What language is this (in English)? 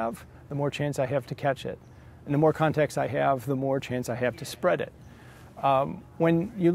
English